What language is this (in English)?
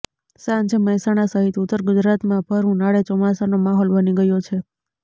Gujarati